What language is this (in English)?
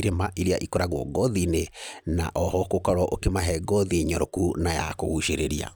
Kikuyu